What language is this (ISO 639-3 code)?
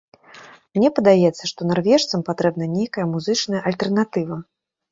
bel